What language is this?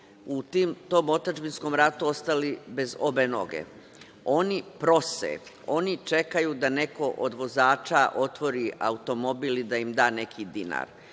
Serbian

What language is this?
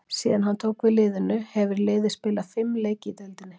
Icelandic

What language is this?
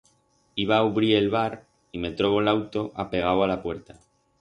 Aragonese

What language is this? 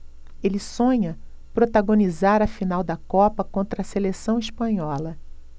Portuguese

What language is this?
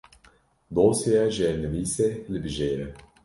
Kurdish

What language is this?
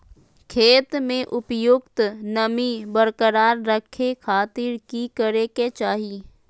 Magahi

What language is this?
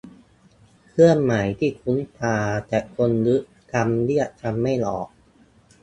Thai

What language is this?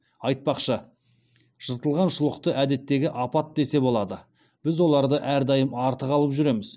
Kazakh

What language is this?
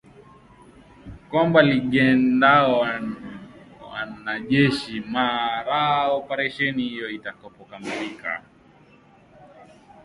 Swahili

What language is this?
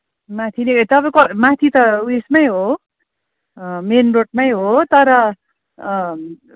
Nepali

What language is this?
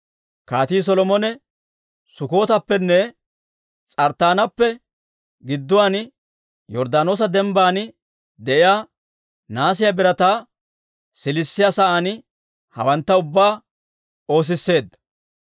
Dawro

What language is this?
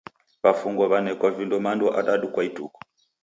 Taita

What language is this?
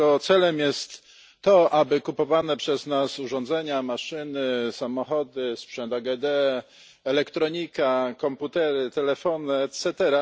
Polish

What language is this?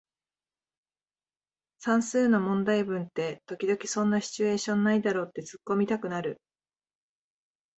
Japanese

